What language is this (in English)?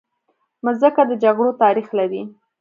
Pashto